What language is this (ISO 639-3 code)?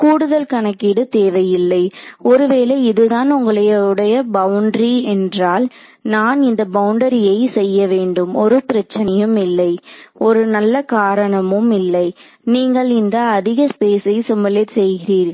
tam